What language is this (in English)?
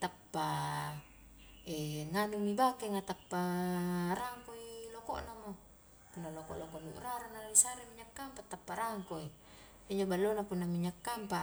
Highland Konjo